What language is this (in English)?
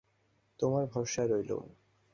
Bangla